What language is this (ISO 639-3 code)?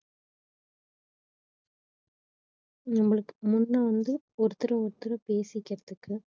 tam